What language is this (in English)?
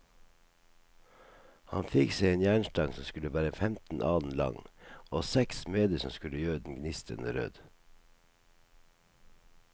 Norwegian